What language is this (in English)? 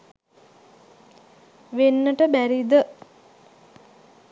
Sinhala